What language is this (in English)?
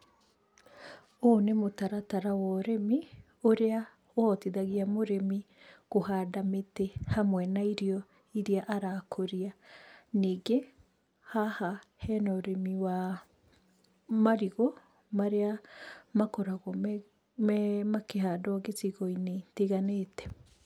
Kikuyu